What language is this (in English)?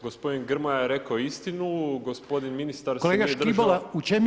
Croatian